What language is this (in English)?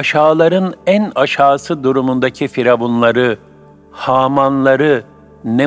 Turkish